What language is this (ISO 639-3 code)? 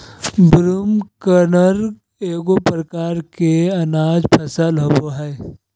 mag